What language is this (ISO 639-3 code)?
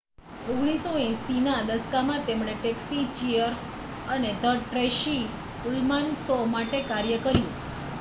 guj